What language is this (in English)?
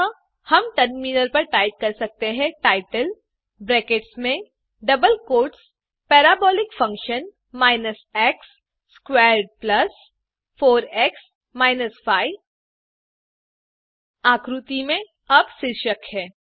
Hindi